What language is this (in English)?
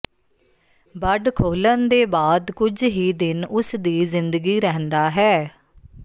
Punjabi